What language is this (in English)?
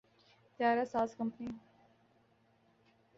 Urdu